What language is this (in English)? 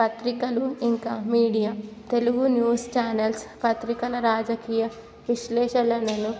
Telugu